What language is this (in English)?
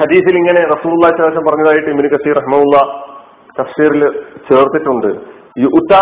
Malayalam